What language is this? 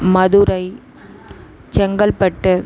Tamil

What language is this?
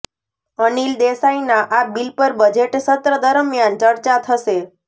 Gujarati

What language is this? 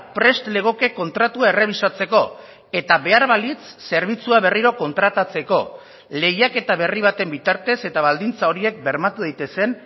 Basque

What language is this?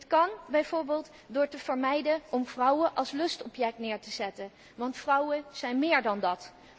Dutch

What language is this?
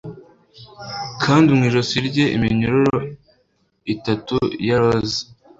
Kinyarwanda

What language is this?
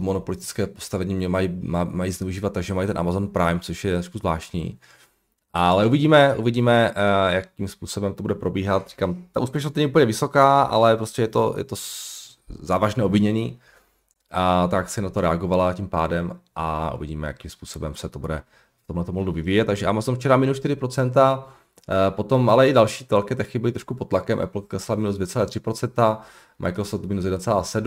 Czech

